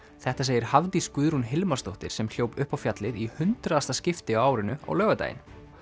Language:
Icelandic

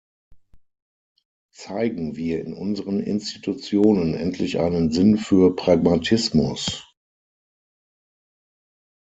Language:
German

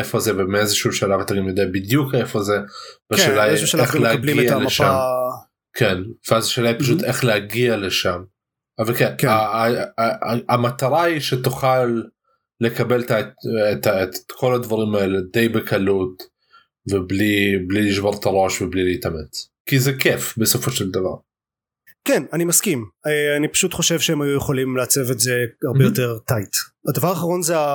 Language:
Hebrew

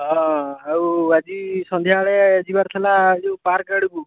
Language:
Odia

